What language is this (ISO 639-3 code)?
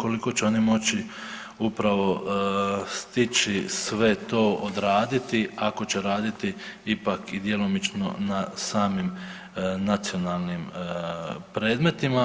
hrv